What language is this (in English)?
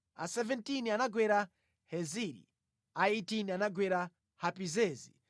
Nyanja